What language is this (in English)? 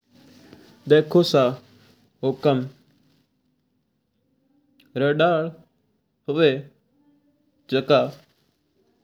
Mewari